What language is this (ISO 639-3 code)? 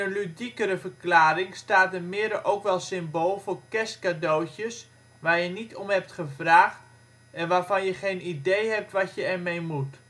nld